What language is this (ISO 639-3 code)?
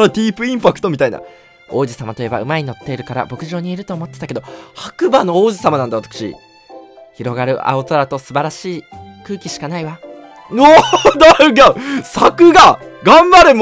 jpn